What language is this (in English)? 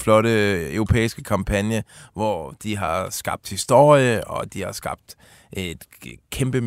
Danish